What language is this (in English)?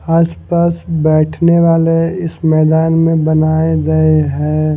Hindi